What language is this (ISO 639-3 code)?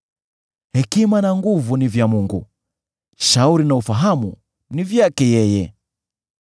swa